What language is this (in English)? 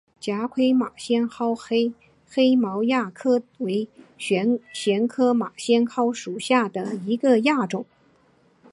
Chinese